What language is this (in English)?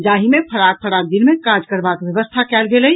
Maithili